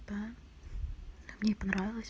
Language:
Russian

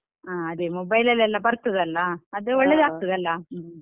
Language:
Kannada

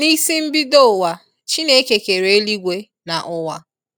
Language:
Igbo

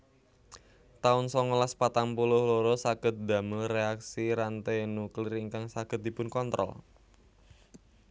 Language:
Javanese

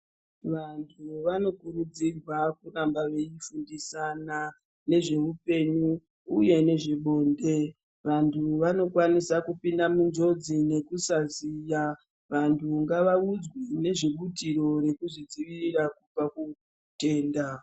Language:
Ndau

